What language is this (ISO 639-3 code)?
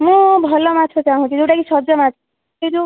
ori